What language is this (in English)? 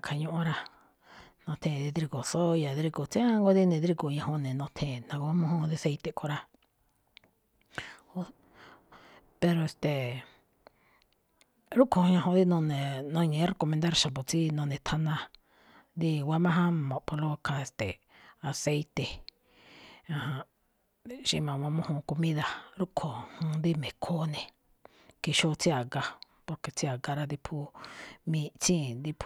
Malinaltepec Me'phaa